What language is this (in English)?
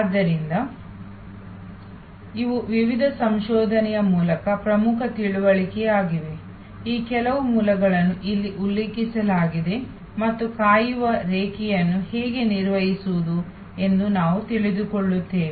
Kannada